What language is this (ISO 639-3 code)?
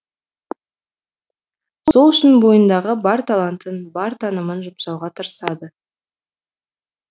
kaz